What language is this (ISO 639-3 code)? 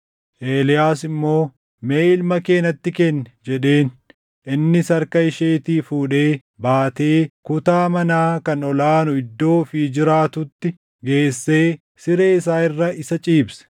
orm